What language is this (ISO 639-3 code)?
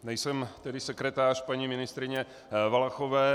ces